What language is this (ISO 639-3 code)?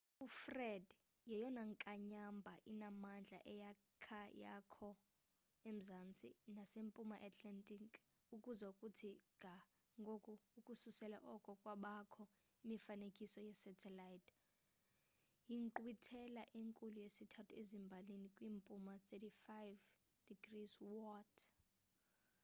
xho